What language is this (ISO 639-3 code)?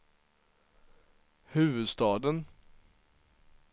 swe